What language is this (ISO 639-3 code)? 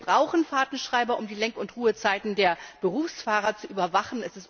deu